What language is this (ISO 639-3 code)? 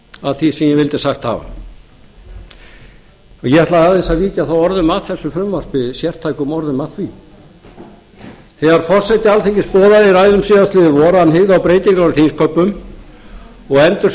isl